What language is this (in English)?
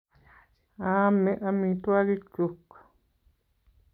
Kalenjin